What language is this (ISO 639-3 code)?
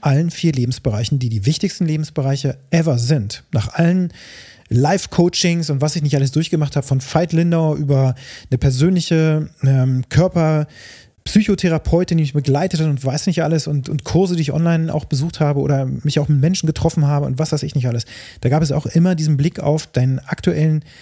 deu